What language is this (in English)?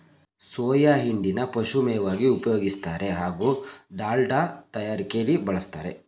Kannada